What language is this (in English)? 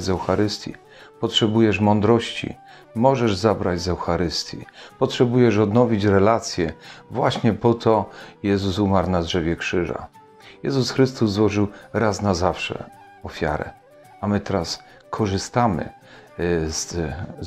Polish